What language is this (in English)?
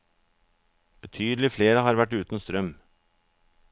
Norwegian